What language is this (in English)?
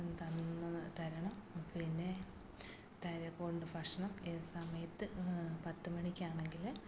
Malayalam